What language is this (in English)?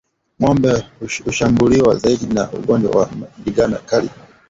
Swahili